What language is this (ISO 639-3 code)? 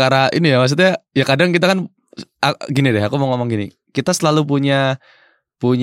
ind